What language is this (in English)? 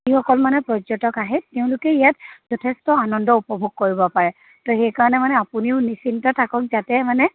Assamese